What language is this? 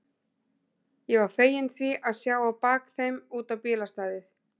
Icelandic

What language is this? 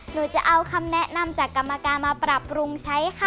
Thai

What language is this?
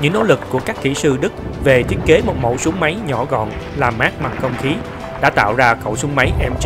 Vietnamese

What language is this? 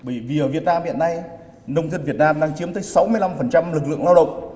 Vietnamese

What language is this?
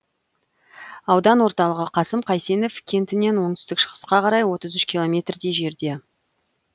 Kazakh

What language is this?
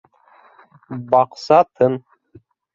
Bashkir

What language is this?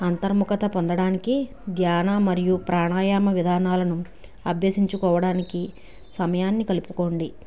Telugu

